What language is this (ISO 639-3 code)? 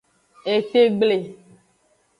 ajg